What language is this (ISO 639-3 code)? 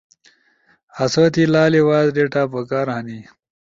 ush